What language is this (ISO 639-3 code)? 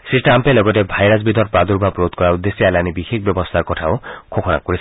asm